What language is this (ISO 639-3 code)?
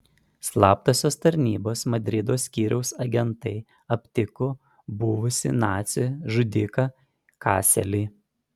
lit